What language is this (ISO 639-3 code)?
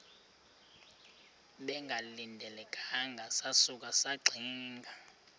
xho